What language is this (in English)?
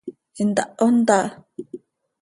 Seri